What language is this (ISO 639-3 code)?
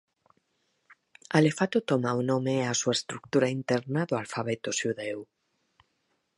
glg